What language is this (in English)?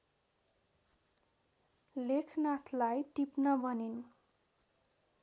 Nepali